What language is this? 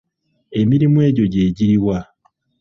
Ganda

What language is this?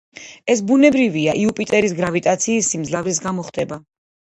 Georgian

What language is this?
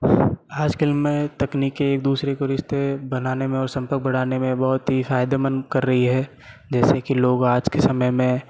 Hindi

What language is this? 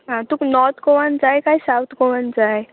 Konkani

